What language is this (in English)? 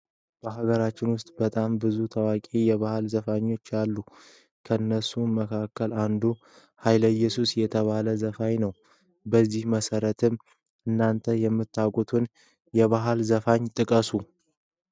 Amharic